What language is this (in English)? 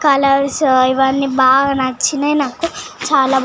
Telugu